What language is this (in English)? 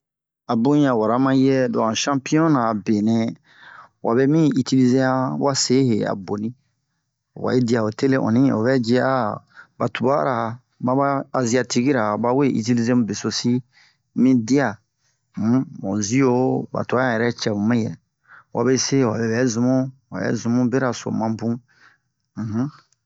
Bomu